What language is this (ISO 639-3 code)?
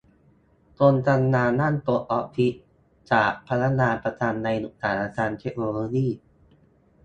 tha